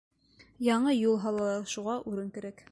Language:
Bashkir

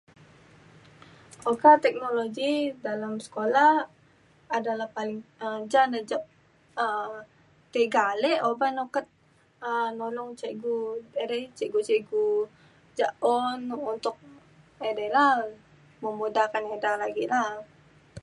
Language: Mainstream Kenyah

